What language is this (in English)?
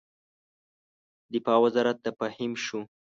Pashto